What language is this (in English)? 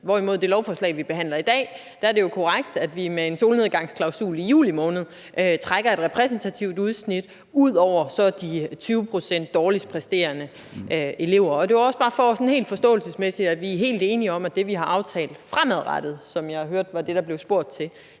Danish